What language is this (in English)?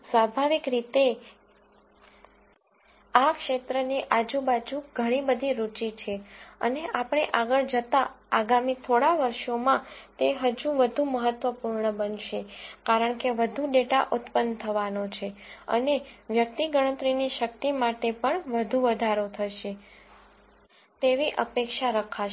Gujarati